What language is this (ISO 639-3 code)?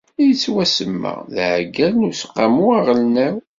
kab